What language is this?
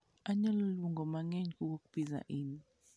Luo (Kenya and Tanzania)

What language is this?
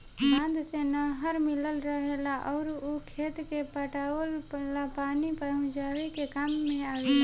Bhojpuri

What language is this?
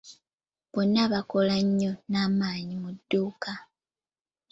Ganda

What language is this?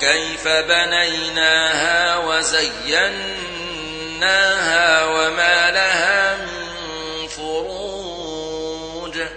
Arabic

